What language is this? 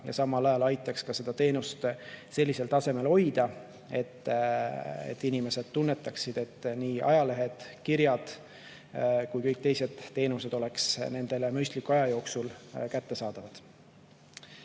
Estonian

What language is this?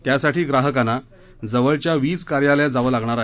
Marathi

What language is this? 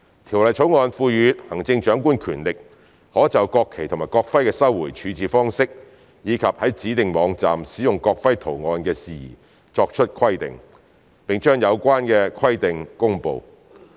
Cantonese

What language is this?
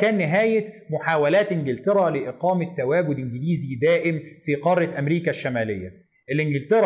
Arabic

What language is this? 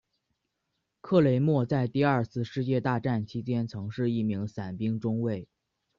Chinese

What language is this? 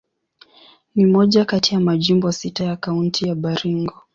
Swahili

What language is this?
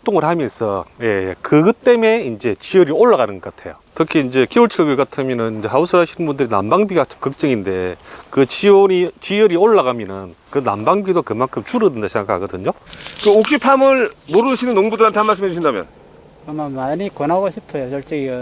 Korean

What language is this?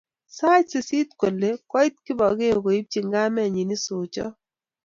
Kalenjin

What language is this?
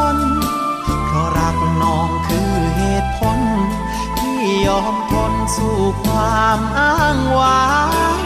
Thai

